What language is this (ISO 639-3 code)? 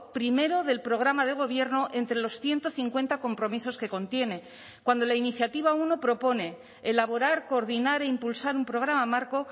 spa